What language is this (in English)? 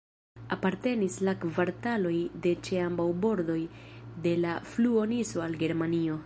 Esperanto